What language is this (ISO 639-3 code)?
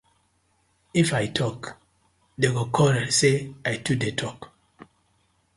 pcm